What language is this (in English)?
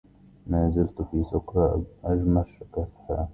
Arabic